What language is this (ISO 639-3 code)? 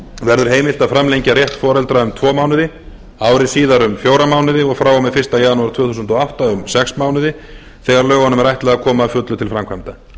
isl